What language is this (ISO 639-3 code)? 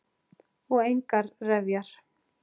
isl